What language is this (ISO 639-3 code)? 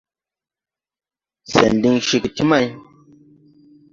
tui